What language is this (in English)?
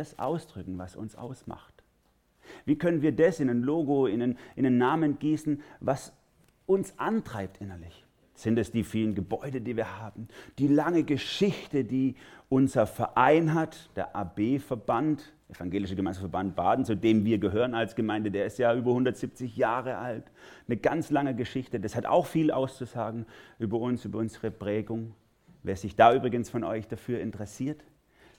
German